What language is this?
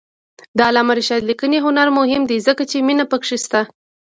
Pashto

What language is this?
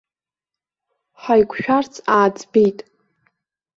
Abkhazian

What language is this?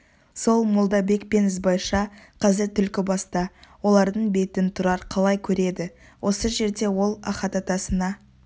Kazakh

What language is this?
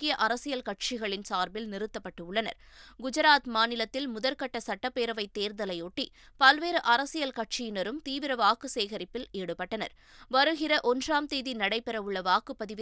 Tamil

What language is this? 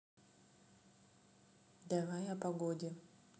Russian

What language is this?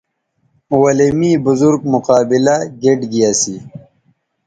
Bateri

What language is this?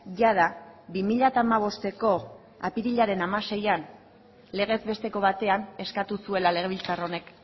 Basque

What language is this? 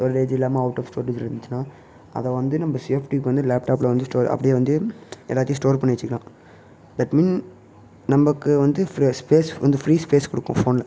Tamil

